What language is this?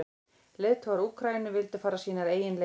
Icelandic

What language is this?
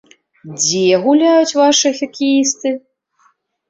Belarusian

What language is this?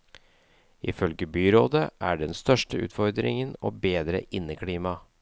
Norwegian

